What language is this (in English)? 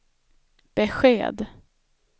Swedish